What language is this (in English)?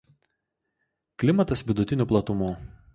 Lithuanian